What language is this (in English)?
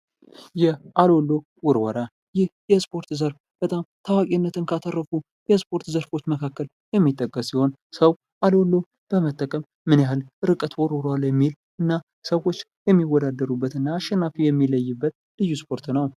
Amharic